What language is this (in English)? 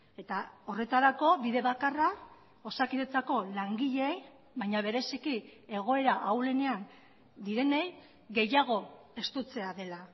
Basque